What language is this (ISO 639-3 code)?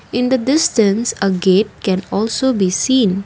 eng